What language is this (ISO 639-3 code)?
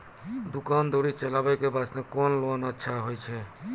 mai